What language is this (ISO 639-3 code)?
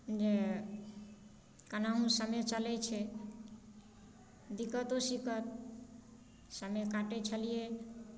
mai